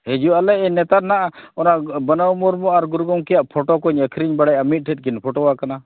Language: Santali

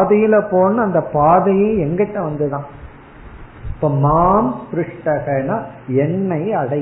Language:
Tamil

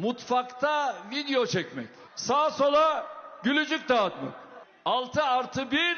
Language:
Turkish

